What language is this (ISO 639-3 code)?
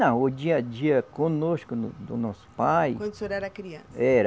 por